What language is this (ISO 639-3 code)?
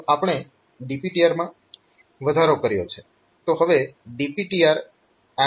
guj